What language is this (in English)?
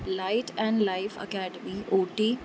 Sindhi